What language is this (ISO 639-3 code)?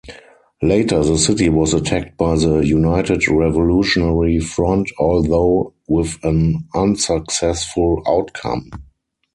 eng